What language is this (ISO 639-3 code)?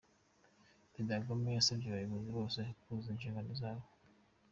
kin